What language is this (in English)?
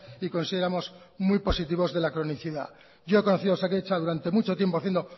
Spanish